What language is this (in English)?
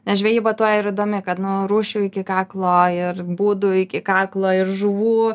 Lithuanian